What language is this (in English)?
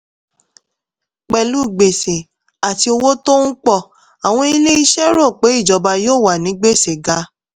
Yoruba